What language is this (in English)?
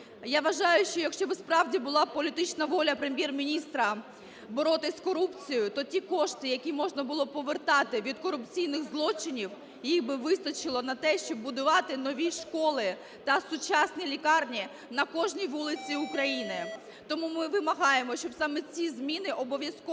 Ukrainian